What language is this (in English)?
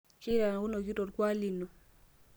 Masai